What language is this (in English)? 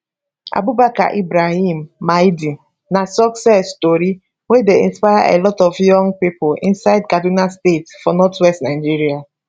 Nigerian Pidgin